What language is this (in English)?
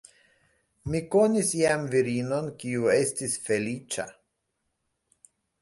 Esperanto